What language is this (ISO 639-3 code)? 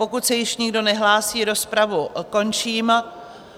ces